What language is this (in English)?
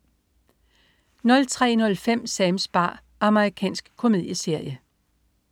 Danish